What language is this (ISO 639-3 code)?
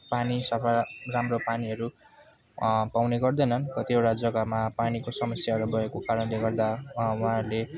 nep